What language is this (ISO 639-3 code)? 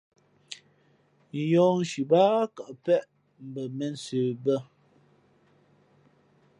fmp